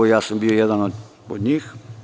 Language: Serbian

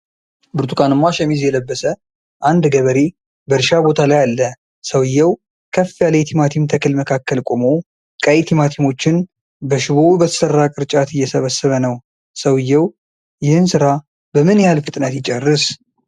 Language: Amharic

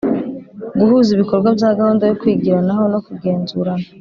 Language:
Kinyarwanda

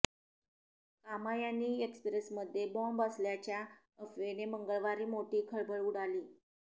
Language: Marathi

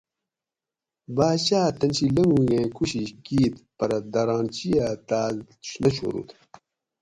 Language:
Gawri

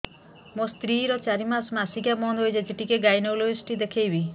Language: Odia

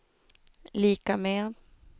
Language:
Swedish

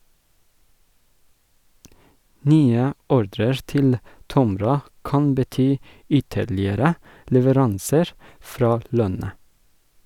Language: Norwegian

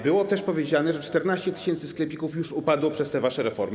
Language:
Polish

